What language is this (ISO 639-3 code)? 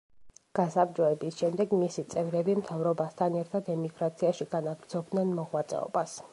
kat